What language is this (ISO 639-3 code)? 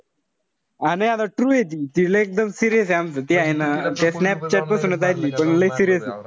mar